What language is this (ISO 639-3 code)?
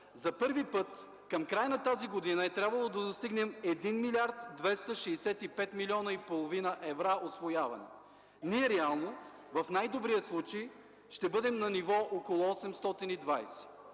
bul